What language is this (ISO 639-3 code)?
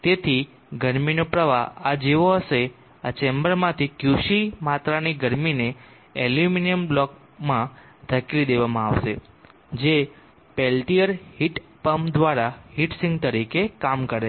guj